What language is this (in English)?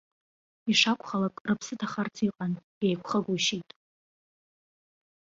Abkhazian